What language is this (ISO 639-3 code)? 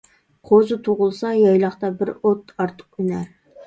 uig